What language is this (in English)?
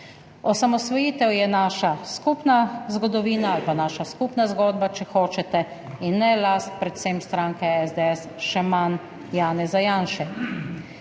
Slovenian